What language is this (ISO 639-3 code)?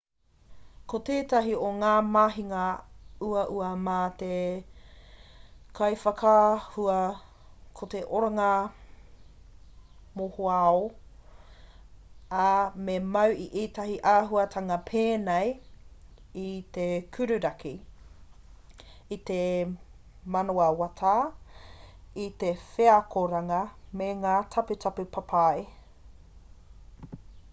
mri